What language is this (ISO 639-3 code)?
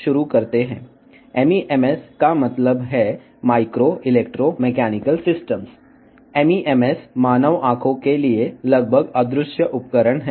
tel